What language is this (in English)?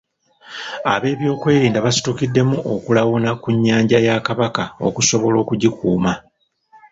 Ganda